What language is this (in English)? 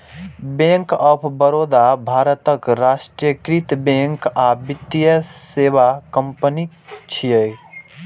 Maithili